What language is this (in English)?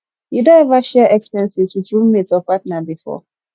Nigerian Pidgin